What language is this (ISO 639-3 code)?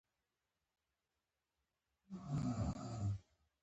pus